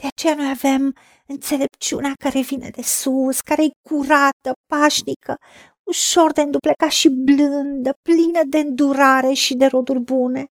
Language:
Romanian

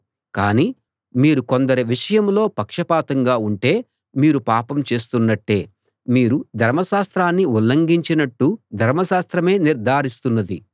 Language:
Telugu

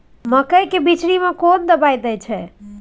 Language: Maithili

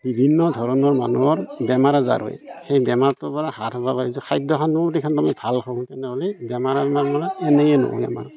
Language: Assamese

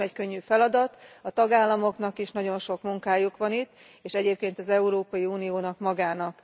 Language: Hungarian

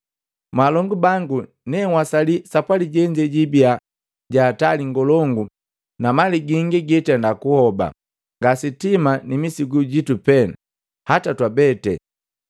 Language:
Matengo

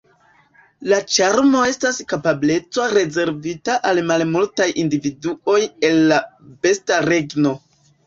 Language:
Esperanto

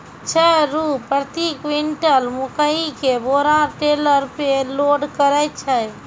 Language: Maithili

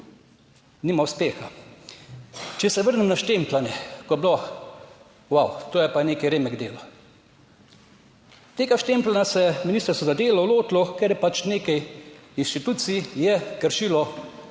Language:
Slovenian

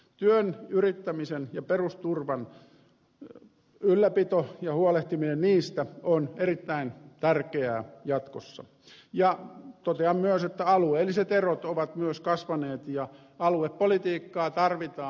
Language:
Finnish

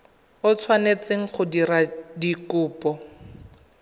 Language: Tswana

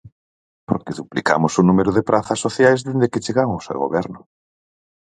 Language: Galician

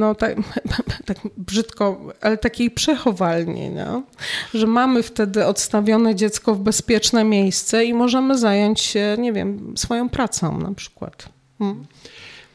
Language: Polish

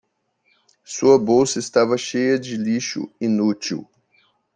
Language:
Portuguese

